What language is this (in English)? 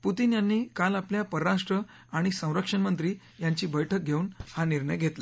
Marathi